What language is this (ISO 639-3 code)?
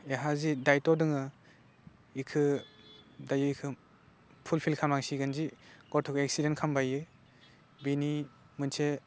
brx